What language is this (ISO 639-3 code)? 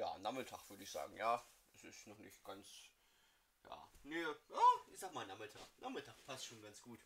deu